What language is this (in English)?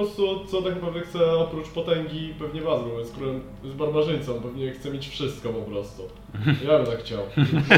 Polish